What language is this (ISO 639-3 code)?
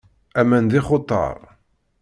kab